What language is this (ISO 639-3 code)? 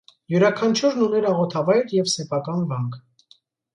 hye